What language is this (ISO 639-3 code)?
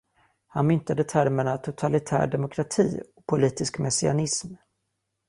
swe